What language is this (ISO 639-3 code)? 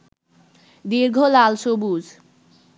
ben